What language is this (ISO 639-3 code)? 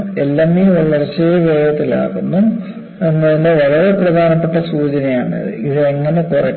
mal